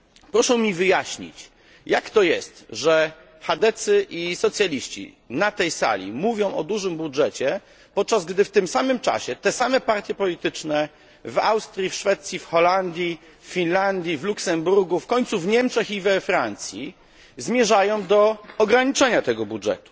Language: Polish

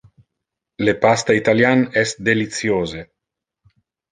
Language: Interlingua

